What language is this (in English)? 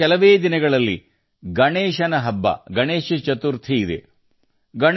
Kannada